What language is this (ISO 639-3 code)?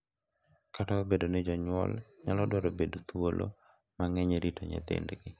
luo